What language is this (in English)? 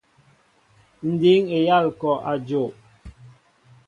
Mbo (Cameroon)